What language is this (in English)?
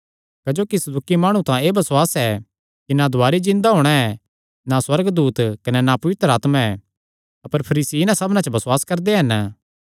Kangri